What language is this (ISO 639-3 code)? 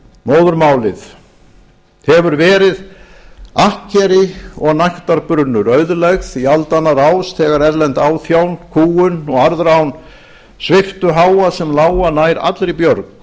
isl